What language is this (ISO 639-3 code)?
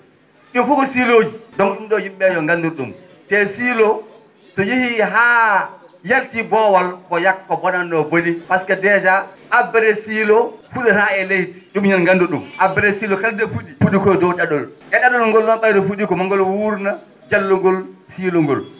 ful